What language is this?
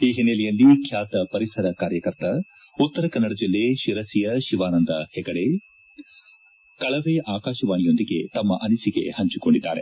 Kannada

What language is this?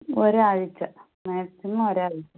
Malayalam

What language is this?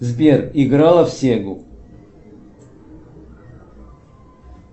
Russian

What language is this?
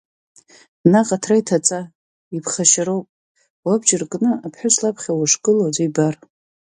Abkhazian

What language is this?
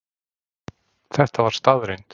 Icelandic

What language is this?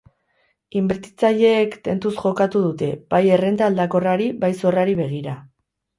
Basque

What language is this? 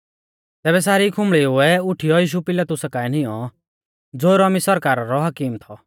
Mahasu Pahari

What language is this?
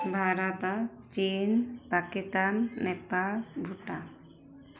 Odia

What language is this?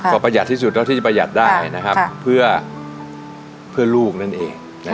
Thai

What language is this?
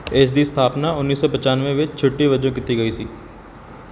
Punjabi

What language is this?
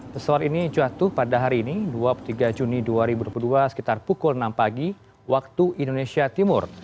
Indonesian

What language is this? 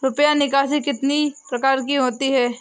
Hindi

